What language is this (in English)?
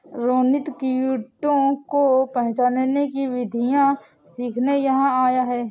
Hindi